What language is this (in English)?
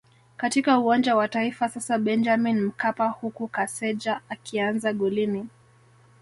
Swahili